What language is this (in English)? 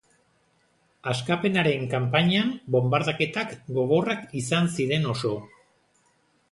Basque